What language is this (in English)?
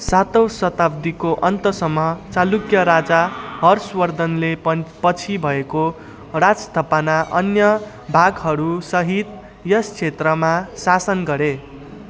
Nepali